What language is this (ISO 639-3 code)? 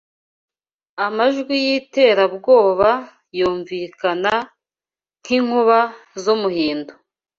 kin